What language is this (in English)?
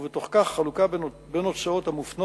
Hebrew